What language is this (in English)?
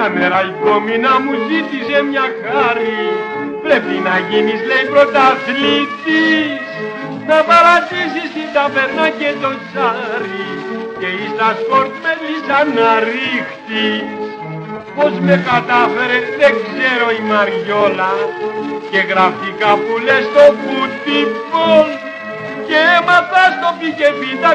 Greek